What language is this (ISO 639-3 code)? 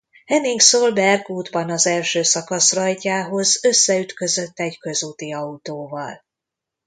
hun